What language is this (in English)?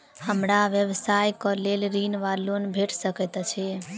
Maithili